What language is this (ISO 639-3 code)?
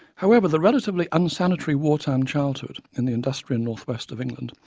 eng